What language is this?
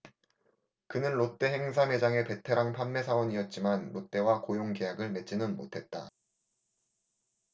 Korean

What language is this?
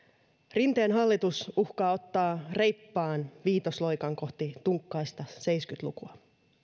Finnish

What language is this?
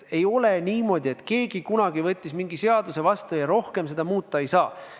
Estonian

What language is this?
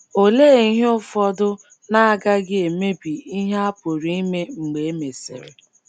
Igbo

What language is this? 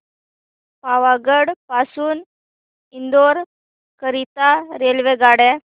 Marathi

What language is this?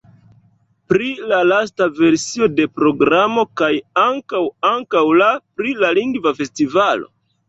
Esperanto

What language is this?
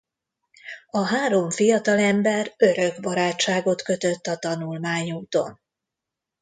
Hungarian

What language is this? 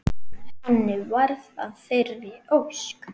Icelandic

